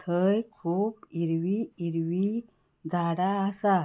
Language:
Konkani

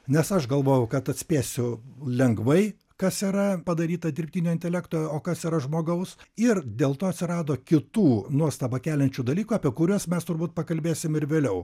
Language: Lithuanian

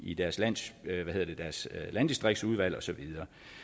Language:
Danish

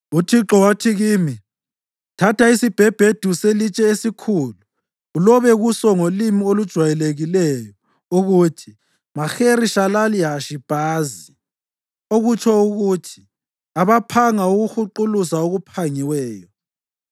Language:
North Ndebele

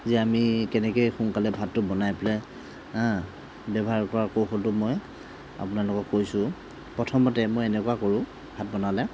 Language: Assamese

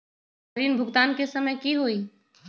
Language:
Magahi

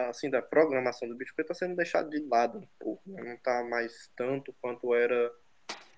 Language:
Portuguese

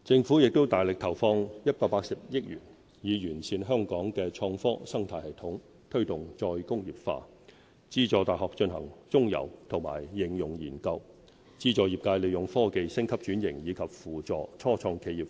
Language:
Cantonese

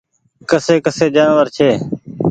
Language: Goaria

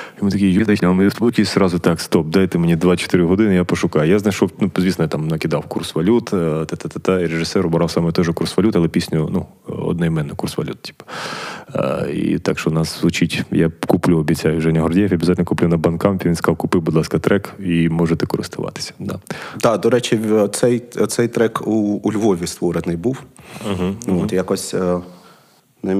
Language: Ukrainian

